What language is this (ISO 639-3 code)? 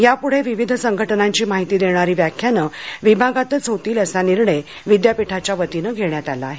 mar